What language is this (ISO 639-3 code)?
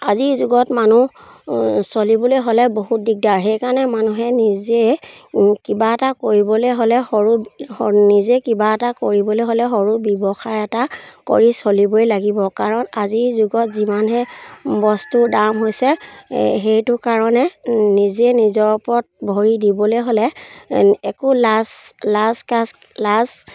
asm